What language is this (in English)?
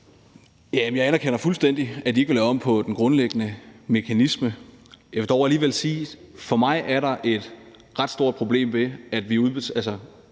Danish